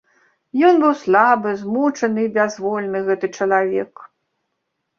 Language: Belarusian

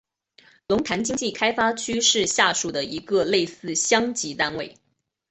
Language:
Chinese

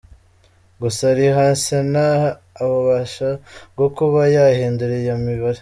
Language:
Kinyarwanda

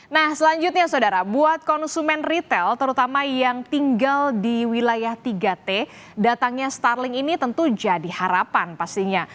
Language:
Indonesian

